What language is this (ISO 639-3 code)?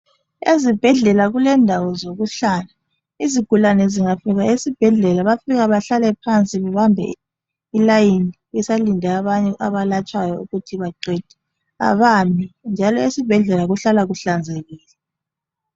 nde